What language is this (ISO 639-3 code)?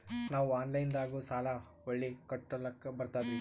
kan